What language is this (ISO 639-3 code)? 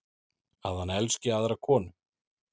isl